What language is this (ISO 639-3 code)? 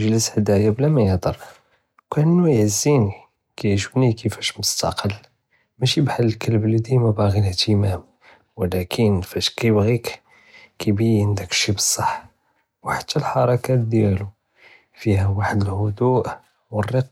jrb